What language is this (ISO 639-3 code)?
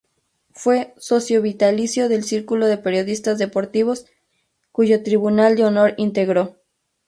spa